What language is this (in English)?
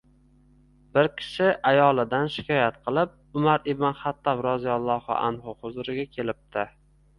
Uzbek